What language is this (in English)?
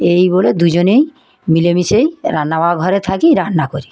Bangla